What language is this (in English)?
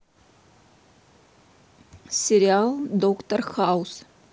Russian